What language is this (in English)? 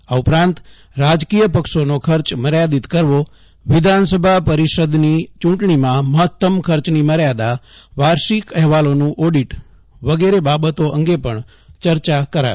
Gujarati